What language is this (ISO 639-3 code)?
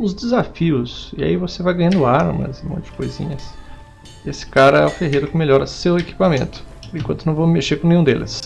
por